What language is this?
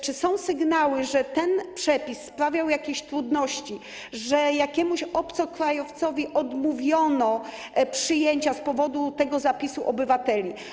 Polish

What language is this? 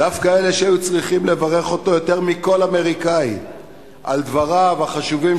Hebrew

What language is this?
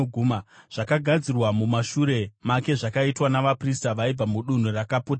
Shona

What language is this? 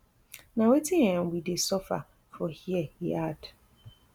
Nigerian Pidgin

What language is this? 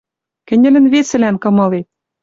Western Mari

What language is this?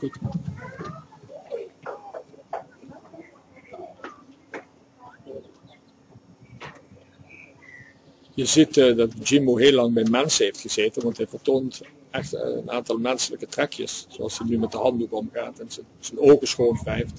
Dutch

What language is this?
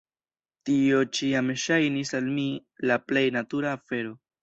Esperanto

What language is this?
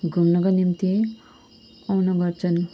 Nepali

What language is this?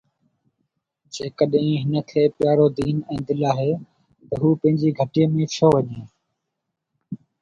Sindhi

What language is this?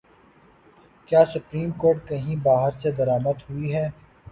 Urdu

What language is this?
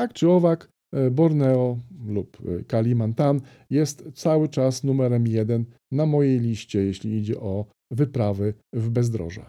Polish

